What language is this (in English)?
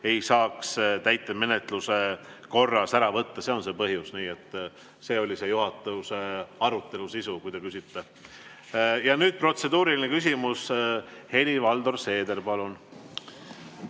Estonian